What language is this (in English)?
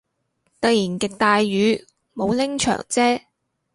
Cantonese